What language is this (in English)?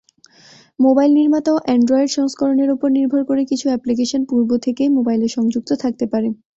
Bangla